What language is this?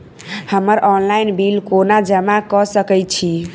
Maithili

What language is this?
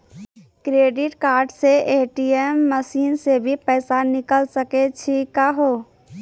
Maithili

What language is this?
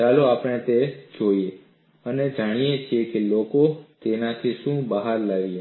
Gujarati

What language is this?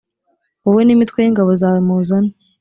Kinyarwanda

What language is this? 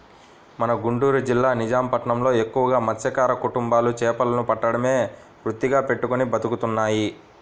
Telugu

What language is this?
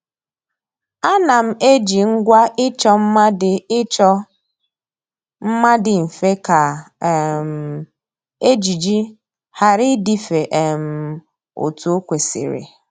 Igbo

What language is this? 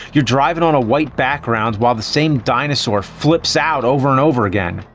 English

